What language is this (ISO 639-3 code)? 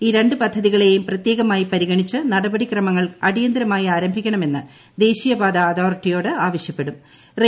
mal